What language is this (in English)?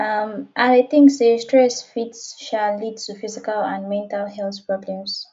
Nigerian Pidgin